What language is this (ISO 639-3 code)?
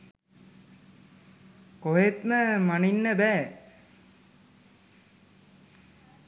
sin